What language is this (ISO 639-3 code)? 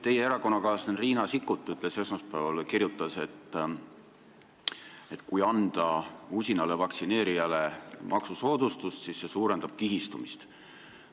est